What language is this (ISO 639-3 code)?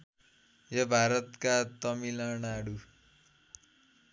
nep